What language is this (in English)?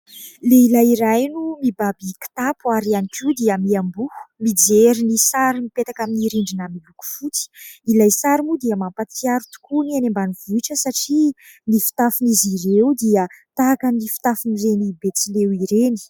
Malagasy